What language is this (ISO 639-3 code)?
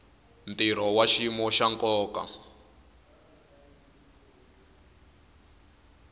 tso